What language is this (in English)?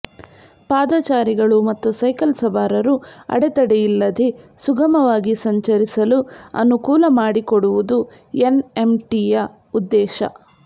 Kannada